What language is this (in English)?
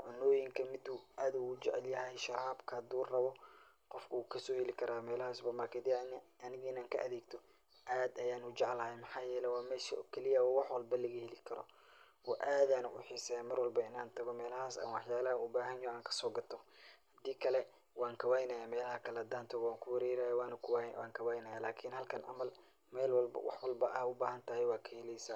Somali